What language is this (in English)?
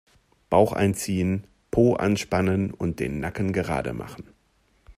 German